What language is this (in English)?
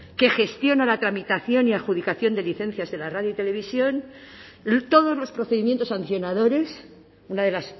Spanish